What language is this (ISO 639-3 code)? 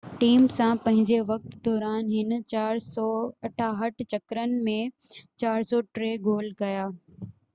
snd